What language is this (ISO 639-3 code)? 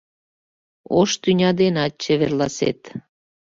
chm